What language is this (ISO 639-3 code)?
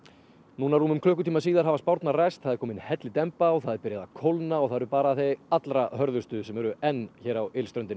isl